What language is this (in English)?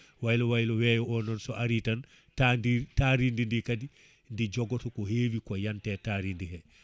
Fula